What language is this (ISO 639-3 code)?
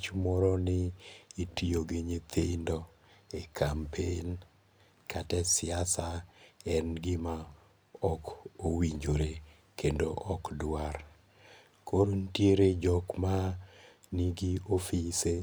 luo